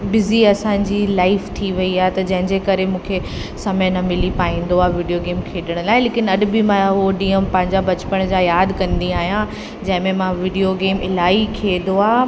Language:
Sindhi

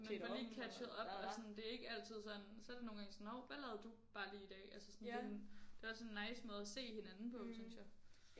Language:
Danish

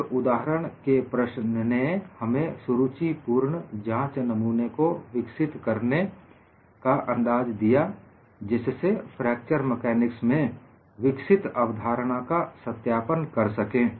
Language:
Hindi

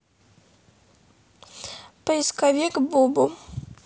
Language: Russian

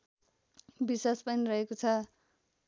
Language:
Nepali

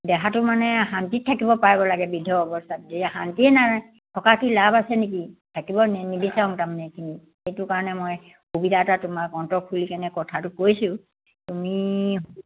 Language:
Assamese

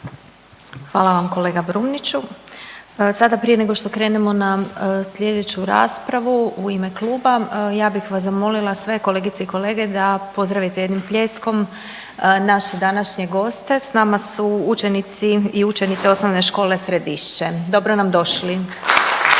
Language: Croatian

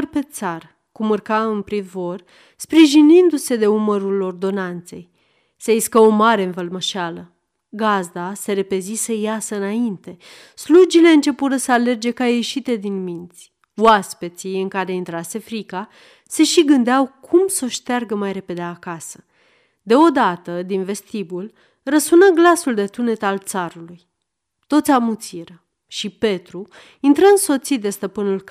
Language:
Romanian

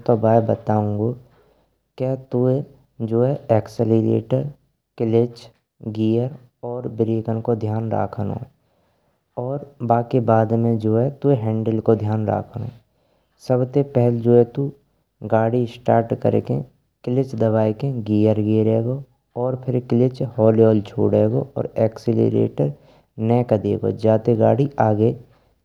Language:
Braj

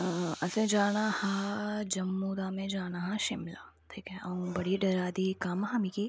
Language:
Dogri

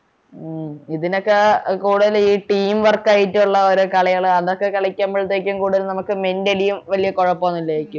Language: Malayalam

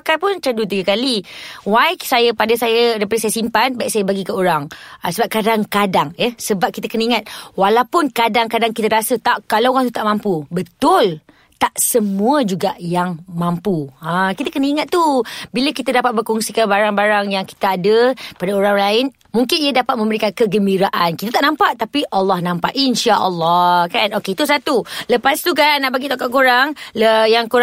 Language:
Malay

